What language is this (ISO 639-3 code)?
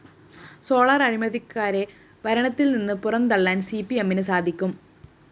mal